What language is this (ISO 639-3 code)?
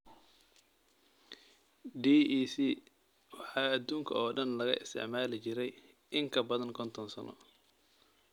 som